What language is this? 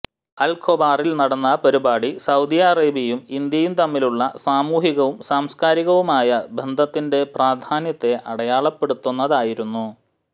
Malayalam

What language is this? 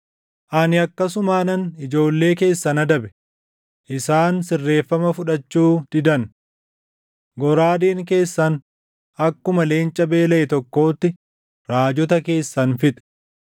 Oromo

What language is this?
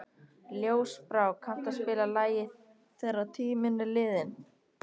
Icelandic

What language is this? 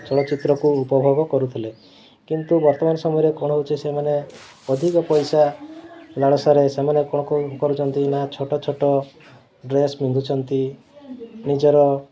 Odia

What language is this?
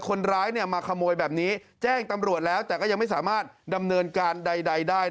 Thai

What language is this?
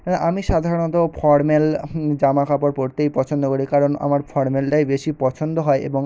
Bangla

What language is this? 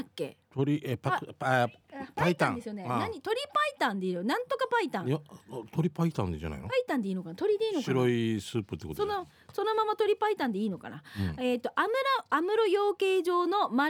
Japanese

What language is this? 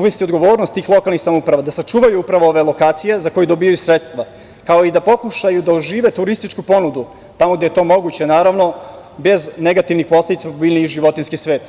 Serbian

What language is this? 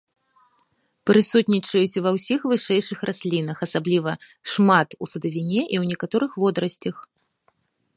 Belarusian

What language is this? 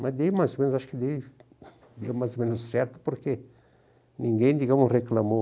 Portuguese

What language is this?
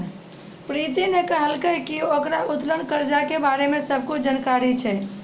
Maithili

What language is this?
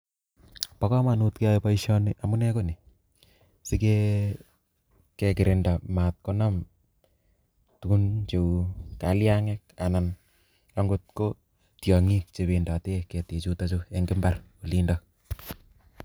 Kalenjin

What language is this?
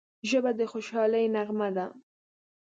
Pashto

